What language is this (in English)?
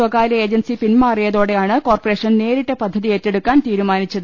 Malayalam